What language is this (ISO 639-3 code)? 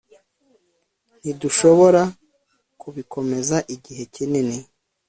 kin